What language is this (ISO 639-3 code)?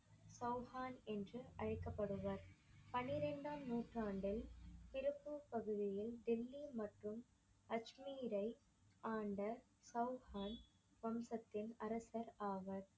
tam